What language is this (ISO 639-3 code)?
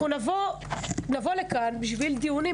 heb